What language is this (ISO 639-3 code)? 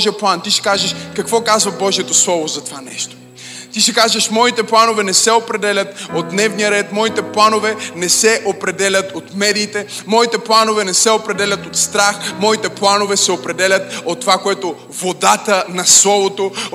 bul